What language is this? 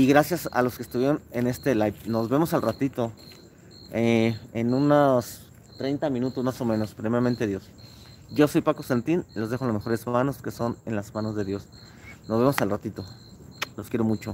Spanish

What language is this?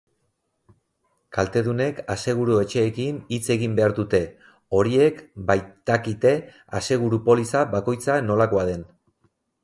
Basque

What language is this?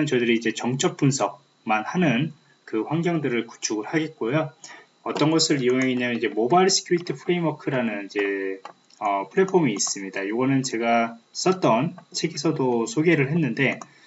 Korean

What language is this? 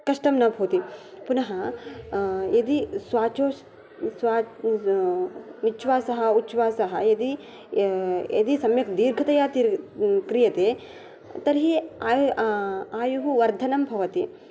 Sanskrit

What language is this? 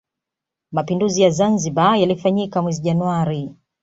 Swahili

